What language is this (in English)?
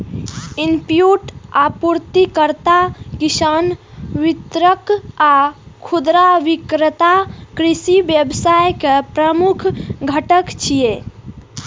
Maithili